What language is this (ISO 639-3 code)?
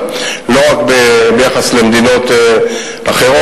heb